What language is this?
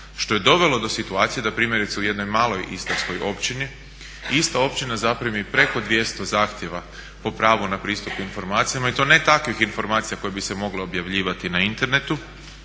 Croatian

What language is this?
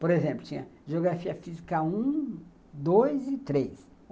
Portuguese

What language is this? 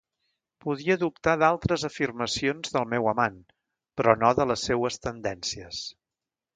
Catalan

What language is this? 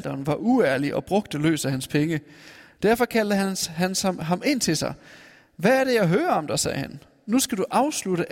Danish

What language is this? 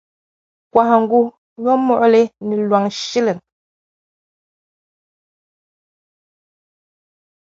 Dagbani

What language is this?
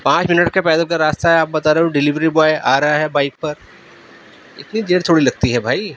Urdu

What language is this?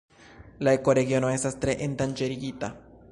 Esperanto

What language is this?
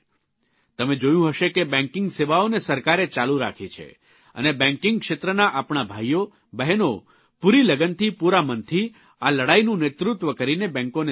Gujarati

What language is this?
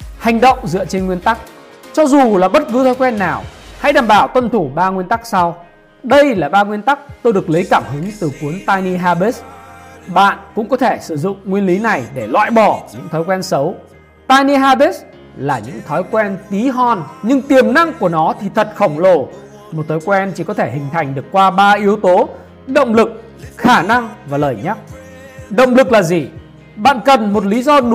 Vietnamese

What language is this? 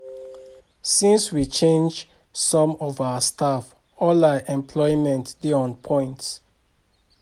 Nigerian Pidgin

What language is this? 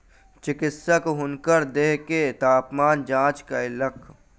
Maithili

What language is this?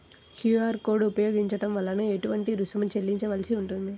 Telugu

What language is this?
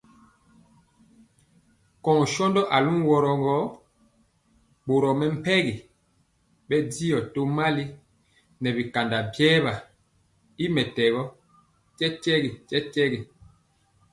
Mpiemo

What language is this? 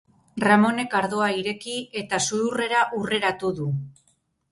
Basque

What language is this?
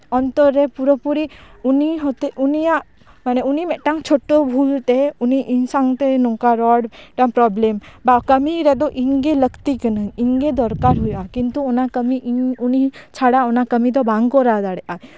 Santali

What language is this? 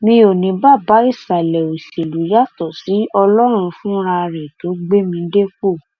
Yoruba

